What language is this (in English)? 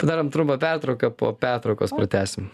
Lithuanian